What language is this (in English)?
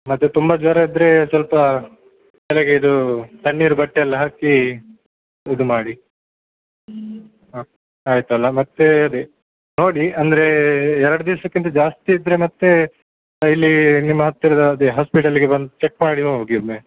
Kannada